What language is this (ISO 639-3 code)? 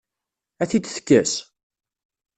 kab